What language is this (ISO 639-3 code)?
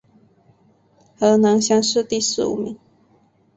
zho